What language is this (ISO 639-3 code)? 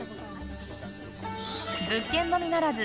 jpn